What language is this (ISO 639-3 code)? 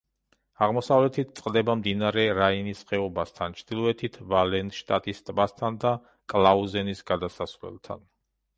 kat